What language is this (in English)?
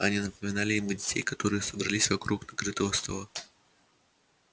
Russian